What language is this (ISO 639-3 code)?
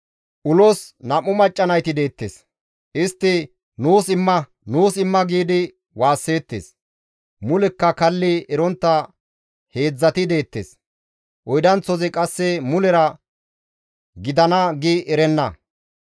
gmv